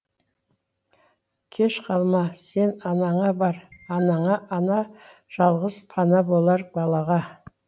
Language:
Kazakh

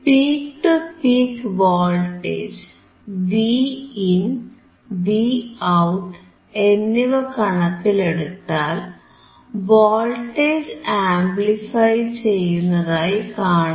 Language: Malayalam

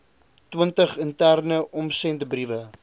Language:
Afrikaans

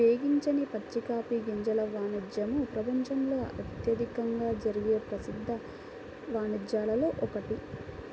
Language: Telugu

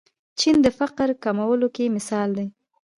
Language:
Pashto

